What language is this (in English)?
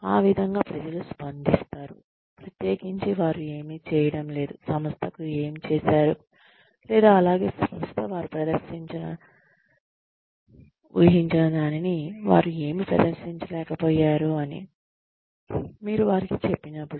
Telugu